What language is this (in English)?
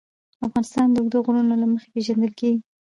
Pashto